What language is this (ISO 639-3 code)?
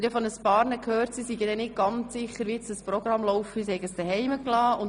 gsw